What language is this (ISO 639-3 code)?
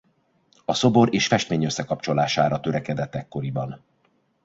hun